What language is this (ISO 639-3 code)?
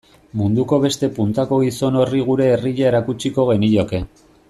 eus